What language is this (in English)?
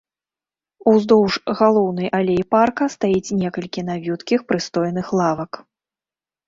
Belarusian